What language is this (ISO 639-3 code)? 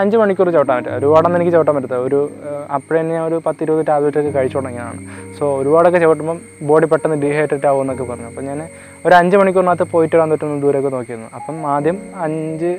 mal